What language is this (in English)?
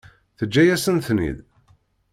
Kabyle